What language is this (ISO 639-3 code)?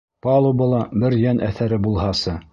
bak